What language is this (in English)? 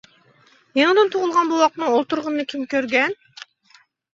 Uyghur